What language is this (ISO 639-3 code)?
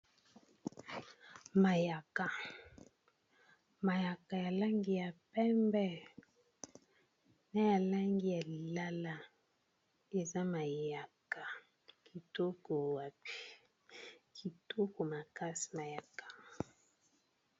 lin